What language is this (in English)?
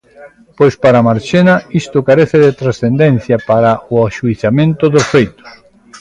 Galician